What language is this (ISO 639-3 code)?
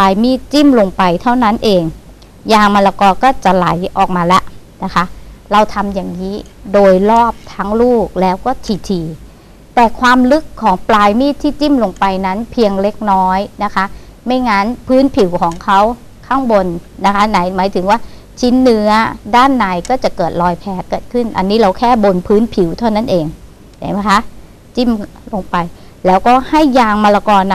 tha